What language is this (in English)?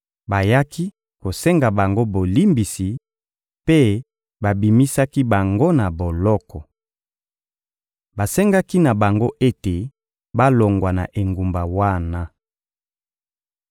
Lingala